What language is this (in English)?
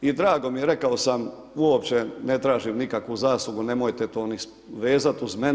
Croatian